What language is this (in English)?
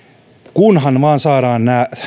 Finnish